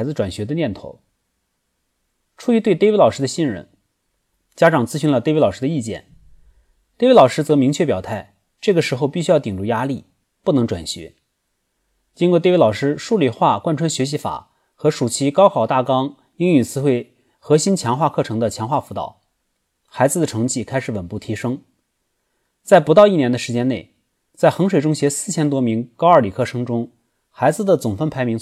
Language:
Chinese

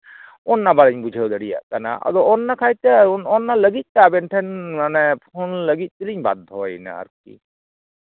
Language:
Santali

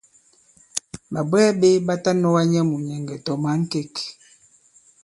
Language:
Bankon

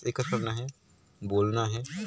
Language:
Chhattisgarhi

